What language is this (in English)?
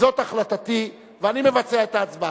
Hebrew